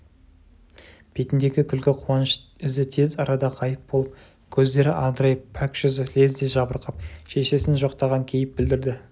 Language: Kazakh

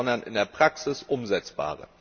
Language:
German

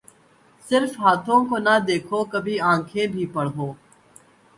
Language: Urdu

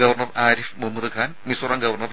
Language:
Malayalam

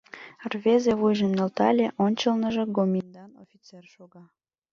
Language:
Mari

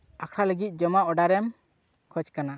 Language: Santali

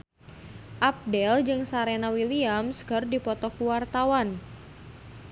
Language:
Sundanese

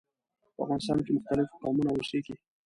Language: Pashto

